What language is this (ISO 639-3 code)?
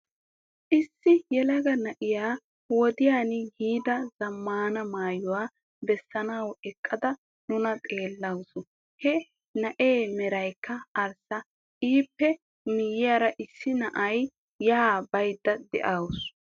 wal